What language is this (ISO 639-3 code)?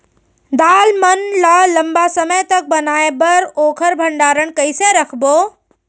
hne